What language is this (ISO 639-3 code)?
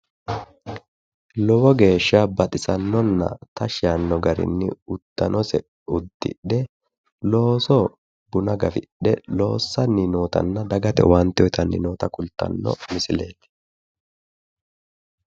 sid